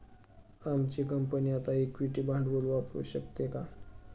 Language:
Marathi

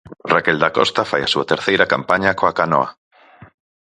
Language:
Galician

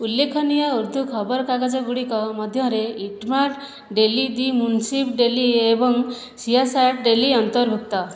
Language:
Odia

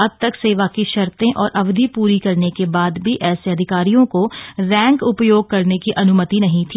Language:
Hindi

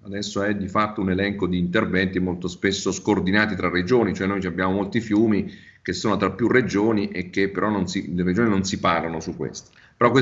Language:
Italian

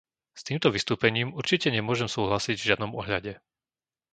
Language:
Slovak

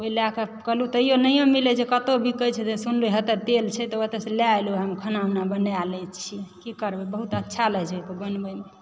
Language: Maithili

